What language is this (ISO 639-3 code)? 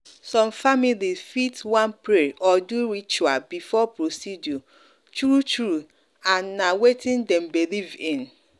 pcm